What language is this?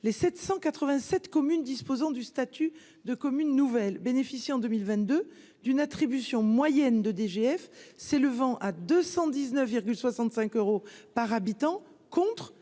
French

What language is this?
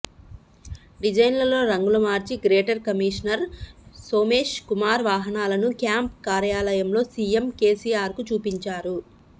Telugu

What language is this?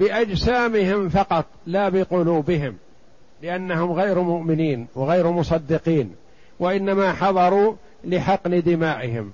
Arabic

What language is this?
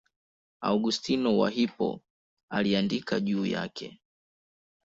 Swahili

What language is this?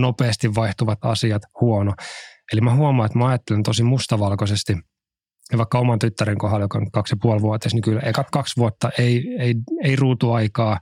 Finnish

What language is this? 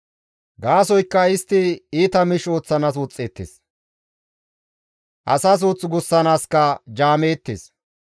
Gamo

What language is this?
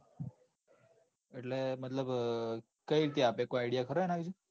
Gujarati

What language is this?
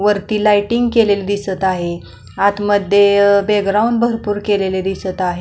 Marathi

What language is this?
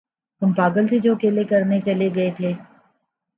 Urdu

